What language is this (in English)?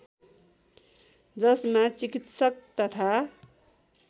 Nepali